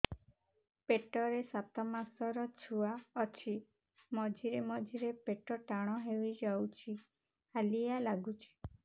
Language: Odia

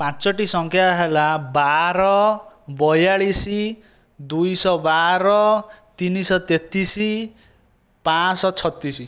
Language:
Odia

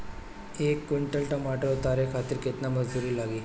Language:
Bhojpuri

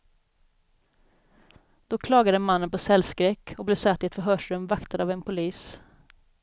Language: Swedish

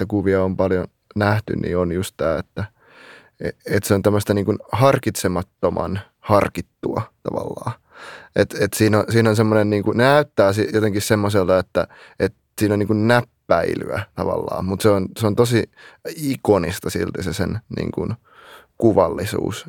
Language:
Finnish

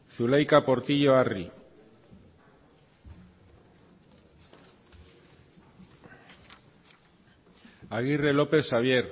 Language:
Basque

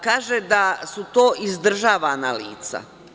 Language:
Serbian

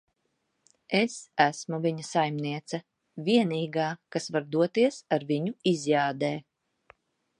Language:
Latvian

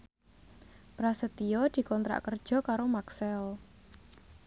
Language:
Javanese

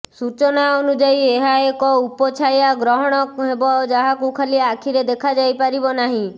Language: Odia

